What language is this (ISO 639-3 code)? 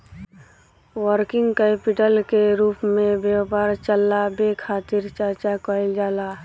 bho